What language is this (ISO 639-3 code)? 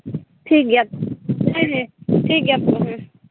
sat